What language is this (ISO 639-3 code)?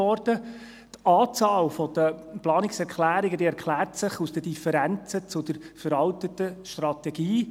gsw